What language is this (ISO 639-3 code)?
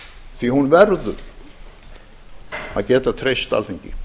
isl